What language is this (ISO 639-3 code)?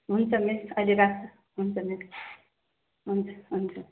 nep